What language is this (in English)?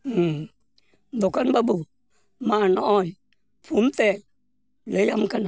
Santali